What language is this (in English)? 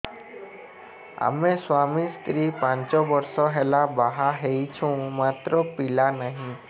Odia